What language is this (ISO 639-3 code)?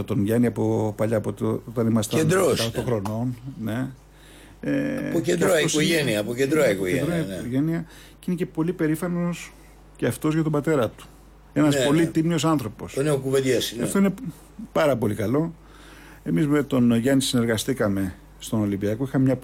ell